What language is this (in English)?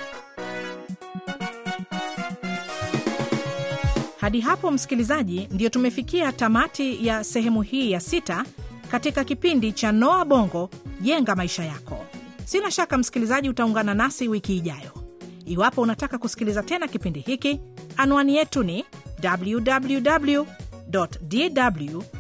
Swahili